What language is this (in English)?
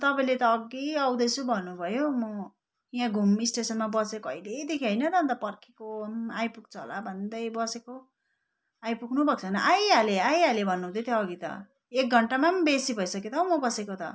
Nepali